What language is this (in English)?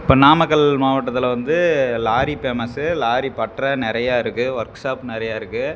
Tamil